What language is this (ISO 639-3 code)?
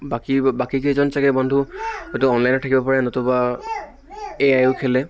asm